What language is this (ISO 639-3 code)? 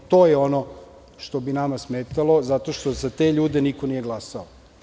srp